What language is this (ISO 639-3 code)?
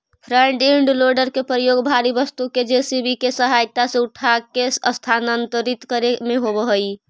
mag